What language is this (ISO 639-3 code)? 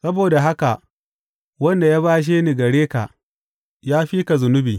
hau